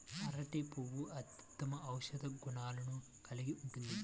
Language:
Telugu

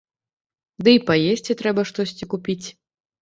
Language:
Belarusian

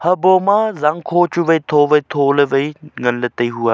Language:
Wancho Naga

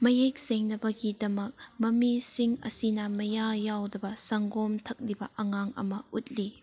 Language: Manipuri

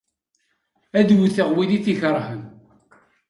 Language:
Kabyle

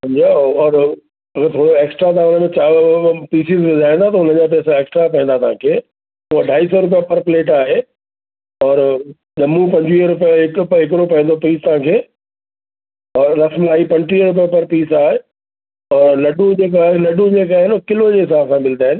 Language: Sindhi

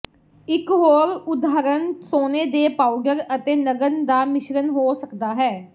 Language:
Punjabi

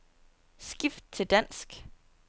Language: Danish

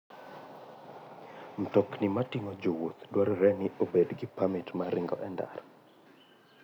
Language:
Luo (Kenya and Tanzania)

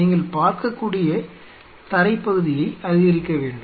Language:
Tamil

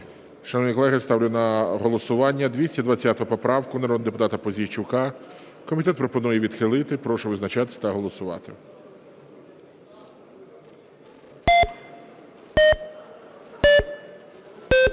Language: Ukrainian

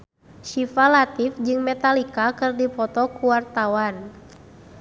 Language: Sundanese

